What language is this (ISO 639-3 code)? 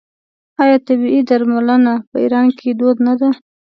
pus